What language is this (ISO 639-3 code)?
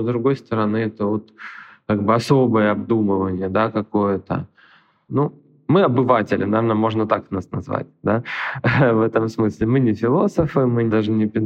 rus